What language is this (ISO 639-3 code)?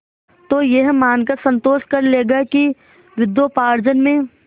hin